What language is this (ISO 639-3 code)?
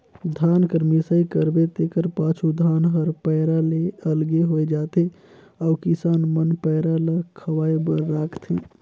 hne